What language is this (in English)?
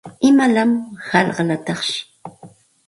Santa Ana de Tusi Pasco Quechua